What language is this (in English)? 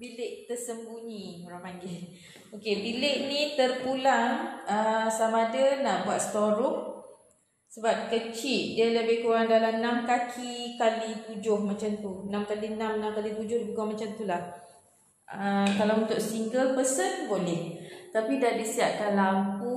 Malay